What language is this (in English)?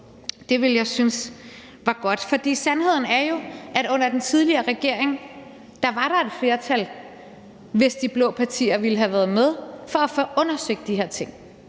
Danish